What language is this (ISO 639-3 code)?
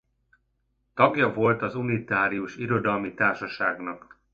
hun